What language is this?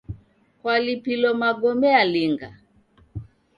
Taita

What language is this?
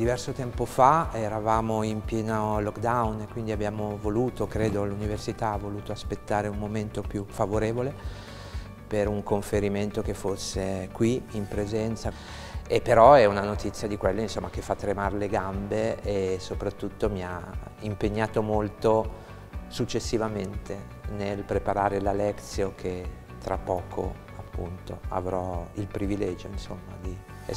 Italian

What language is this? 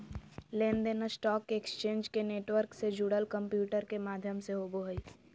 Magahi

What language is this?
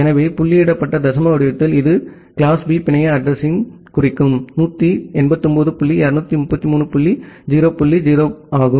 Tamil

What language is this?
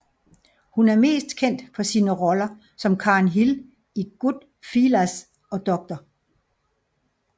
Danish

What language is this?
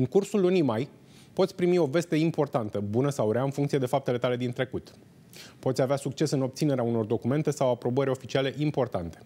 Romanian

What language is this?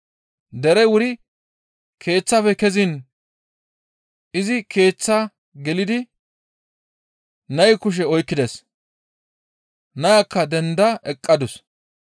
Gamo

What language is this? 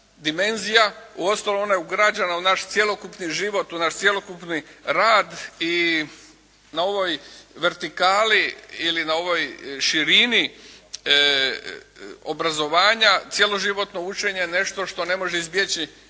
Croatian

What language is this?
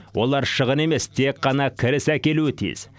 Kazakh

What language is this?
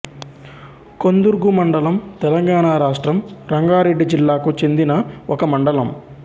Telugu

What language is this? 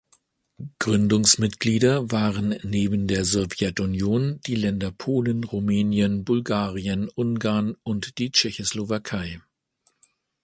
German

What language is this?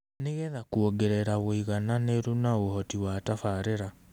Kikuyu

